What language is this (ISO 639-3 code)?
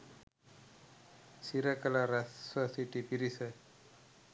sin